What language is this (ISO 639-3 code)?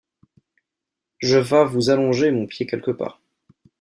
fra